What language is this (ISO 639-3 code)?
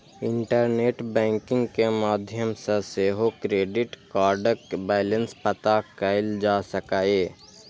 mai